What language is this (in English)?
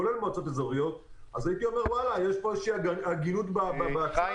Hebrew